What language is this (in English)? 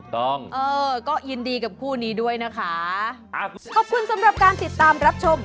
Thai